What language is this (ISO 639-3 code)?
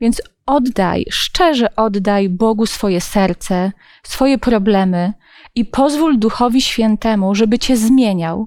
pol